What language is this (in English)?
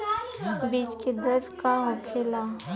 Bhojpuri